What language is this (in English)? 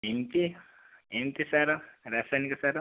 Odia